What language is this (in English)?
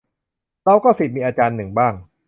Thai